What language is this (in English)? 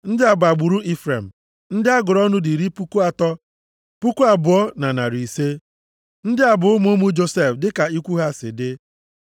Igbo